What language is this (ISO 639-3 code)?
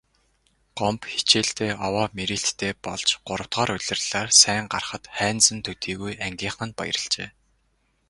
mon